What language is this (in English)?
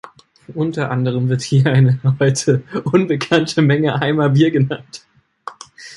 German